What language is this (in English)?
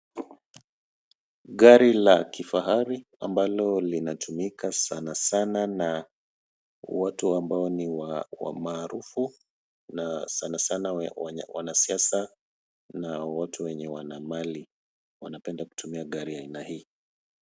Swahili